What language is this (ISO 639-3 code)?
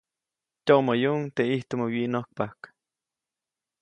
zoc